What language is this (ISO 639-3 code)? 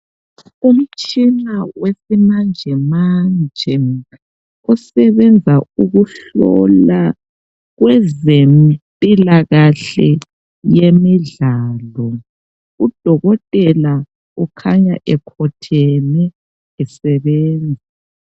nde